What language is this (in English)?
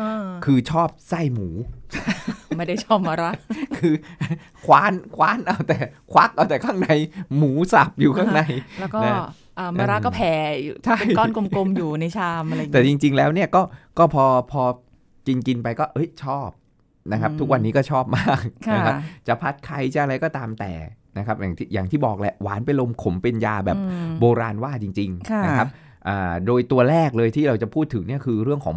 Thai